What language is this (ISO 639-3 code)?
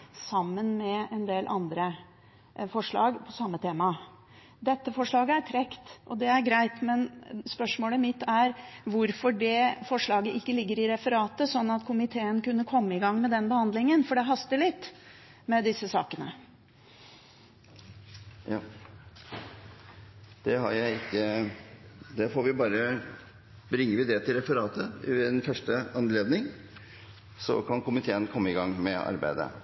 nob